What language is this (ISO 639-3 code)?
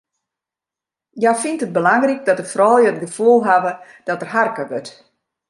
fry